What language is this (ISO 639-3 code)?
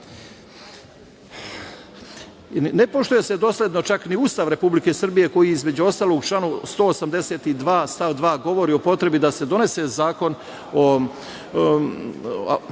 srp